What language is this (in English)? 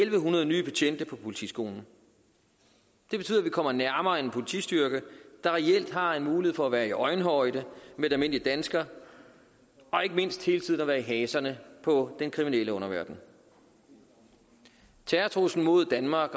Danish